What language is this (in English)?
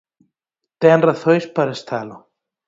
Galician